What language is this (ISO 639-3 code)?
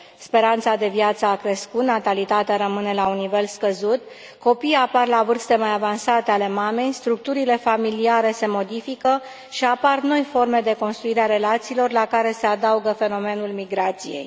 ron